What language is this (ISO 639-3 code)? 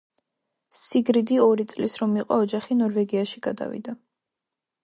kat